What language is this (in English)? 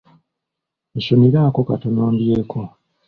Ganda